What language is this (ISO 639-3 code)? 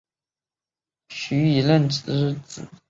zho